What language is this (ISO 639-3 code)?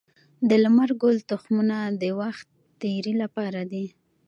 pus